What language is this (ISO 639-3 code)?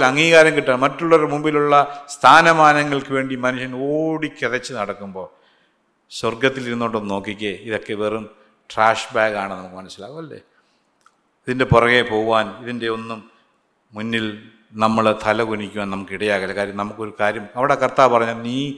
mal